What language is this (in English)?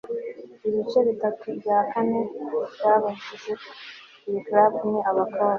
Kinyarwanda